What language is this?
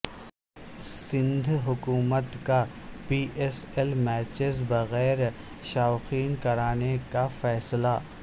Urdu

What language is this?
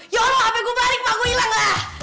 Indonesian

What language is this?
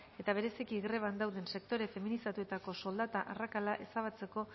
Basque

